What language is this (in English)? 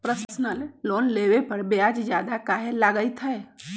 Magahi